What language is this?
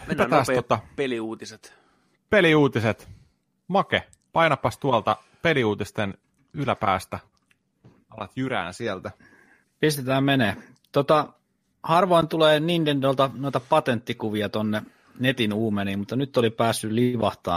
Finnish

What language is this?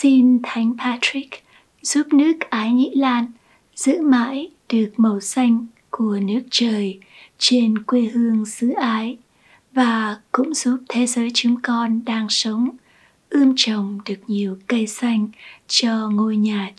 Vietnamese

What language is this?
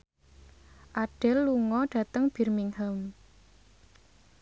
Javanese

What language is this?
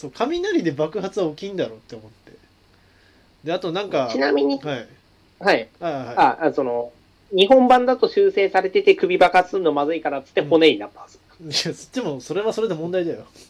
Japanese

